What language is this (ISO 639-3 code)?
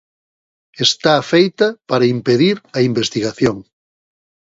glg